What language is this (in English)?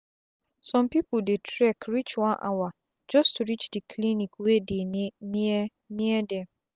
Nigerian Pidgin